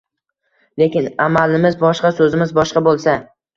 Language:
Uzbek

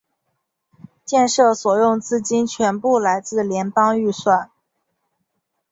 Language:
Chinese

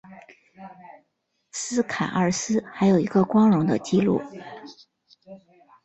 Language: Chinese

